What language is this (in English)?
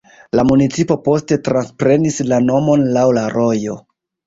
Esperanto